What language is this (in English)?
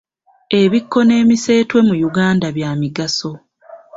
Ganda